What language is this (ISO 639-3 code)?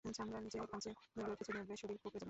ben